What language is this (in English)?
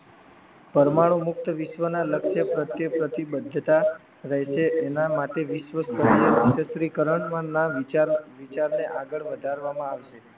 Gujarati